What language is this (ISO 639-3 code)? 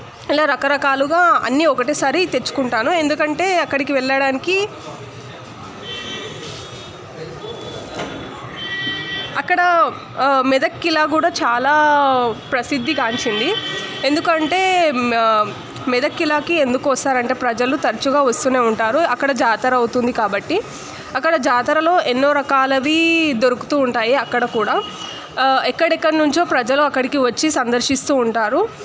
tel